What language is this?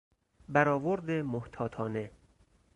Persian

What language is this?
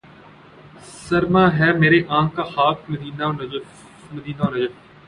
Urdu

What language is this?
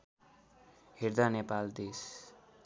Nepali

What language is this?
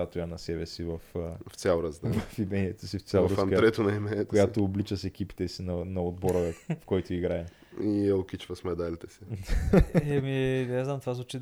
Bulgarian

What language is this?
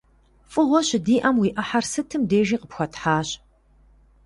Kabardian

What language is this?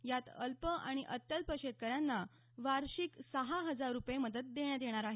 Marathi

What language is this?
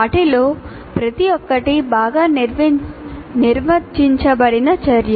Telugu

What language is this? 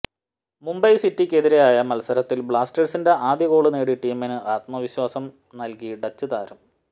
Malayalam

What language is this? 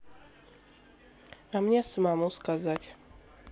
Russian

